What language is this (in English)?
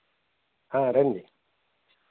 Telugu